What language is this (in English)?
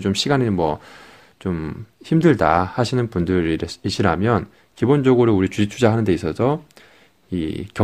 Korean